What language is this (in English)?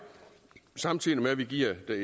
Danish